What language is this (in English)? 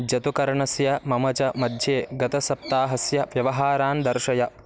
Sanskrit